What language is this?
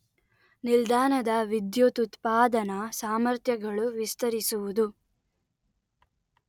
Kannada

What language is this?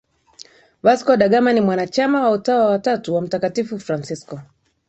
Swahili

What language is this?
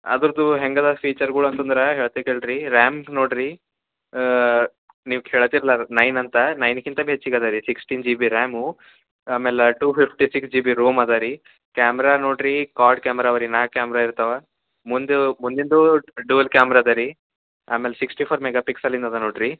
Kannada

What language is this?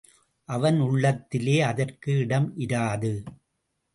Tamil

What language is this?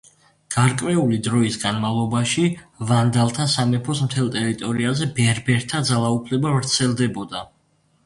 Georgian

